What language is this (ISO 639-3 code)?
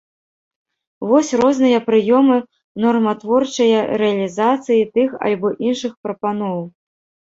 bel